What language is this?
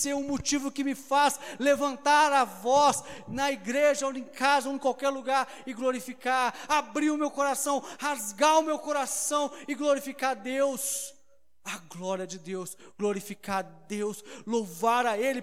Portuguese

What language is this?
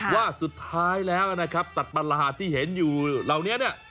Thai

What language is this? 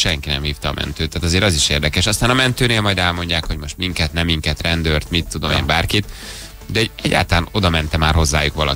Hungarian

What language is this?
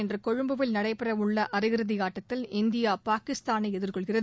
Tamil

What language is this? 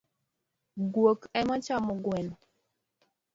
Luo (Kenya and Tanzania)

